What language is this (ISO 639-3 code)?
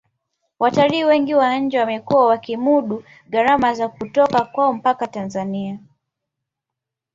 swa